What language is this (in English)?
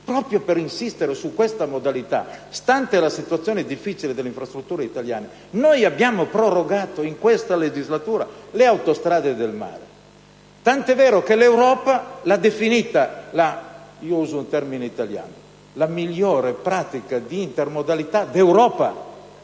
Italian